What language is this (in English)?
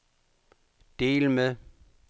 Danish